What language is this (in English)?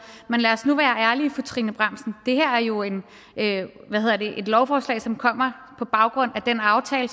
Danish